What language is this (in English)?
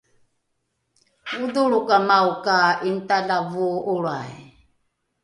Rukai